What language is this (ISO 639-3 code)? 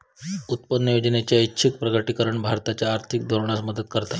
mar